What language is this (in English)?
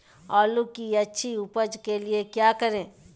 Magahi